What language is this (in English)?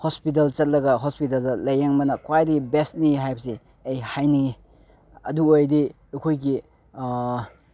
Manipuri